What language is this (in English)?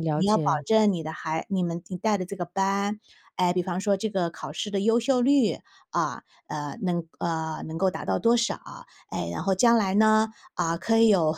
Chinese